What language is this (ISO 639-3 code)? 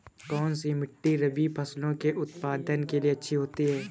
hin